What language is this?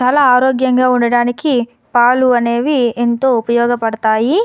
Telugu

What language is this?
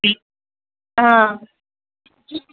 Telugu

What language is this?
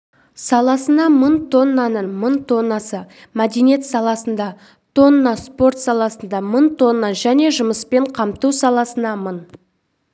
Kazakh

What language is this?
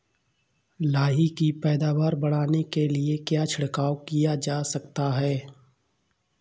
Hindi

